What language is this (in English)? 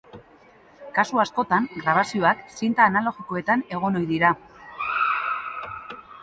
Basque